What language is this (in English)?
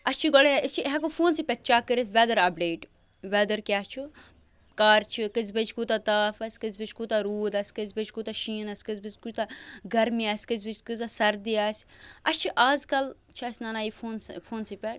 Kashmiri